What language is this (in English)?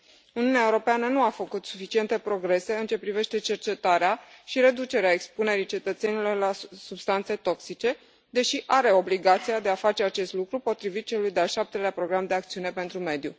Romanian